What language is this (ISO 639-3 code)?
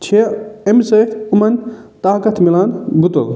kas